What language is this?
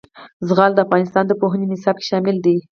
Pashto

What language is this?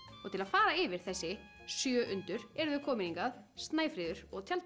Icelandic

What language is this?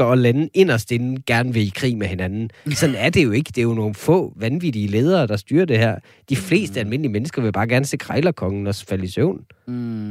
Danish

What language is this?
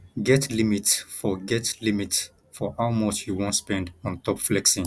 Nigerian Pidgin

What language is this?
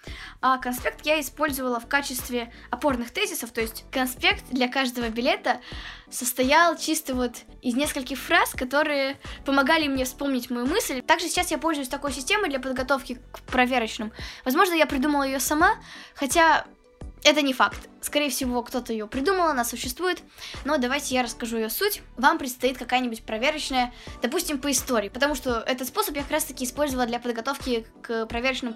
Russian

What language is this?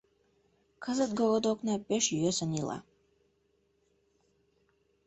Mari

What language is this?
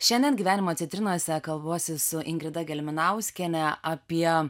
Lithuanian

